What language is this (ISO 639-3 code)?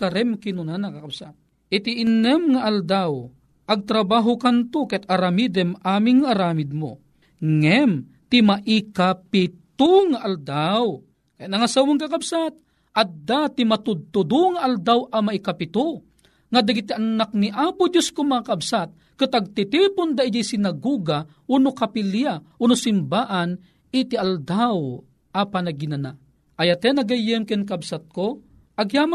fil